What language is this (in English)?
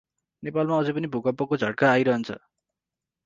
Nepali